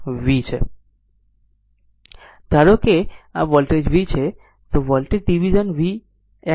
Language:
Gujarati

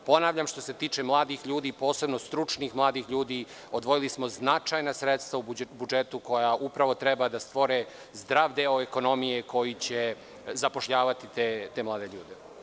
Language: Serbian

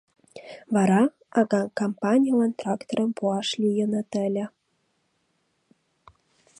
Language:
Mari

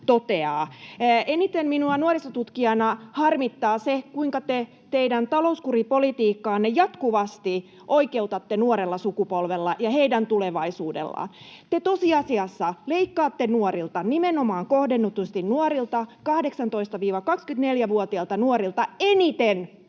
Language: Finnish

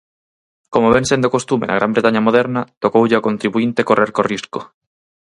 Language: Galician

